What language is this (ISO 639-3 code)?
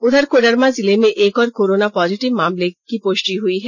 hin